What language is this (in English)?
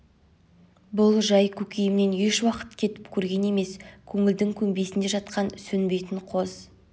Kazakh